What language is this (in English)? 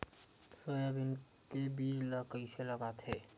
Chhattisgarhi